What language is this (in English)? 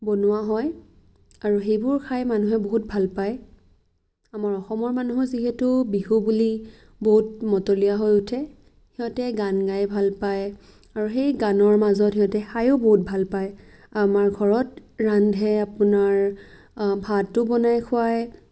Assamese